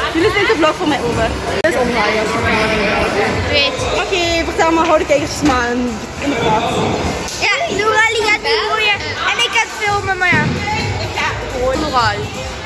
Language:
Dutch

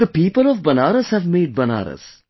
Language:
English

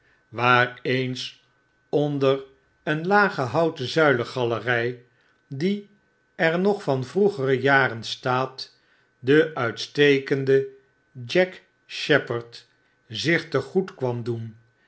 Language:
Dutch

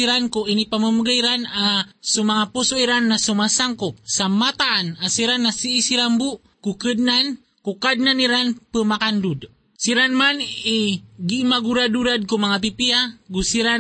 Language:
Filipino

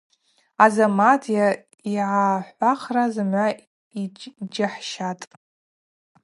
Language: Abaza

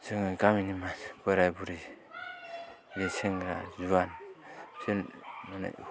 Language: Bodo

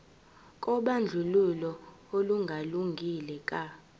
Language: Zulu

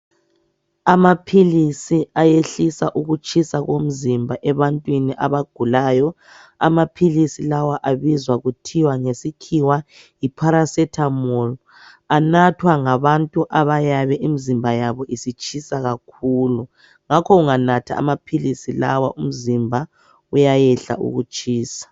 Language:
North Ndebele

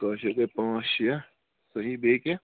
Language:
Kashmiri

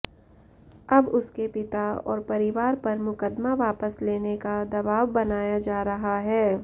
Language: Hindi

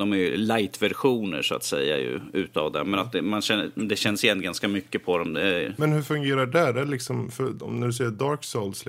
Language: Swedish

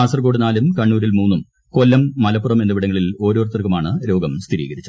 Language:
Malayalam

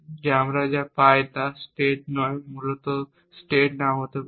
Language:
Bangla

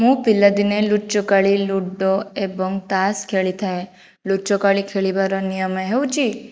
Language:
Odia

